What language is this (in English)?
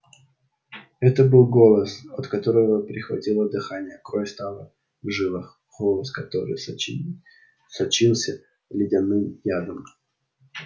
Russian